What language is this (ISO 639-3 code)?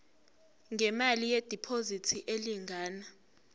zul